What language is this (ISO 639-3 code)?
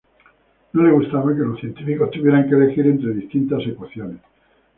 spa